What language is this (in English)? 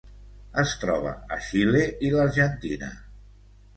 Catalan